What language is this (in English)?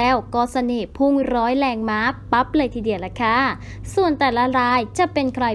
Thai